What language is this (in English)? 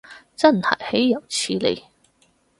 Cantonese